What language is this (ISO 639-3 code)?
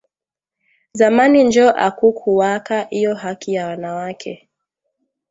swa